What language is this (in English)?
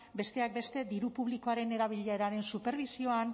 Basque